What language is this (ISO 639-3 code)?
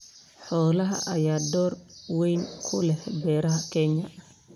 som